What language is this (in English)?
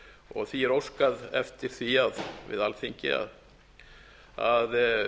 Icelandic